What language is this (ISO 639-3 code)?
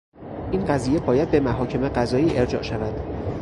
fas